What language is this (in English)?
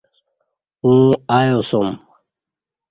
Kati